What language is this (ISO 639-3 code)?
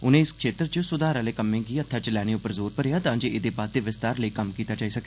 doi